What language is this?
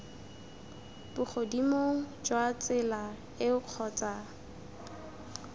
Tswana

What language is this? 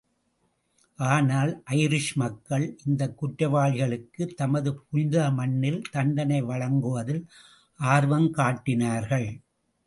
Tamil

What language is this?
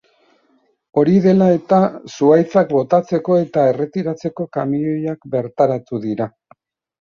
Basque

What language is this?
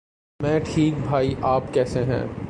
Urdu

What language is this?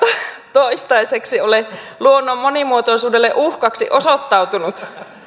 Finnish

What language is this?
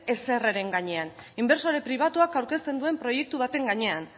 Basque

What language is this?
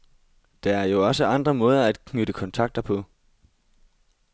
Danish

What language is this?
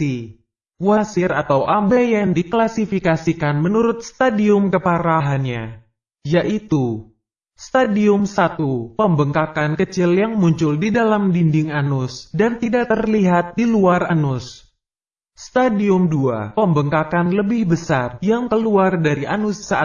Indonesian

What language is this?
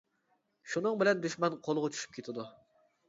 Uyghur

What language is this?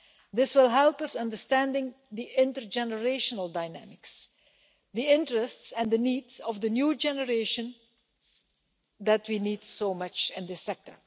English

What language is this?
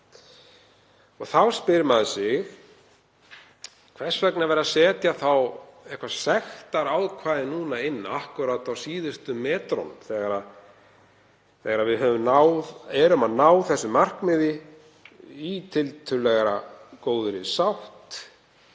Icelandic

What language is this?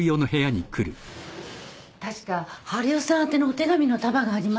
Japanese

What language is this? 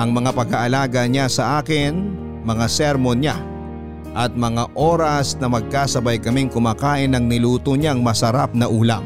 Filipino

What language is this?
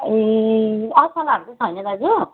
Nepali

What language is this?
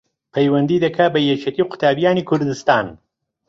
Central Kurdish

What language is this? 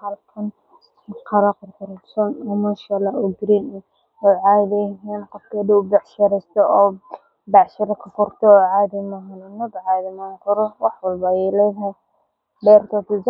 Somali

